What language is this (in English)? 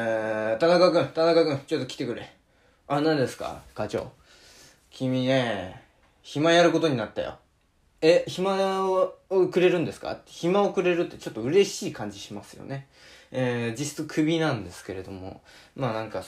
Japanese